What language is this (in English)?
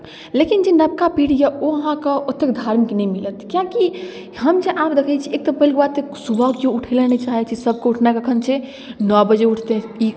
Maithili